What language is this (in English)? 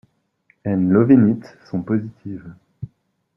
French